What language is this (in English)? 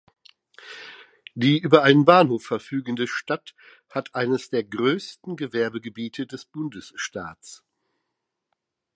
German